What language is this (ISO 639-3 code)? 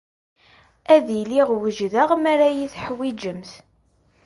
kab